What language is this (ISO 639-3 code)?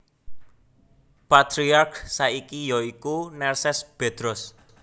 jav